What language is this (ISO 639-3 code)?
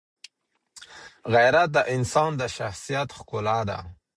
pus